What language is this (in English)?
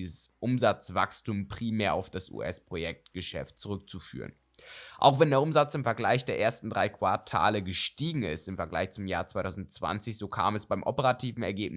German